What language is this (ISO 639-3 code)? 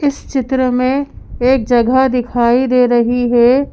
hin